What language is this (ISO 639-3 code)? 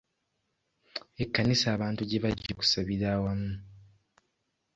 lug